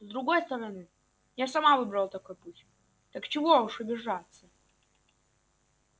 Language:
Russian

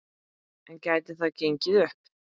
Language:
Icelandic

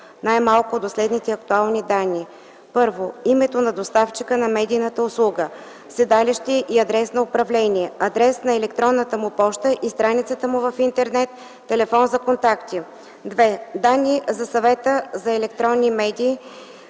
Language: Bulgarian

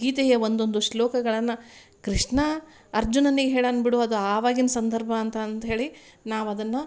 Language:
Kannada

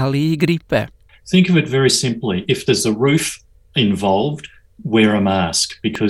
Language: Croatian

